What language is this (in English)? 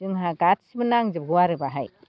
Bodo